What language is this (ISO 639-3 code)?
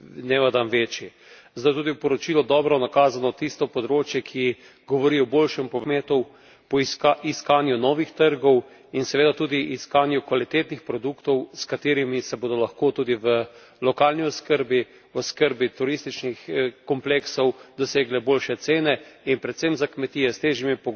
slv